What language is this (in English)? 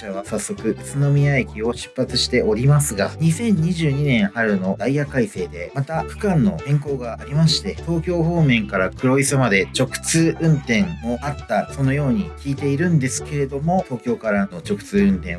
Japanese